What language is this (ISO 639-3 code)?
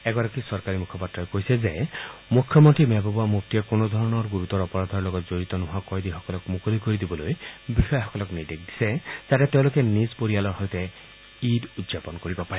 asm